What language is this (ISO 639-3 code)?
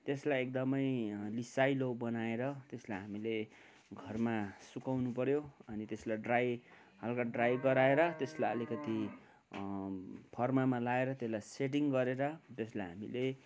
nep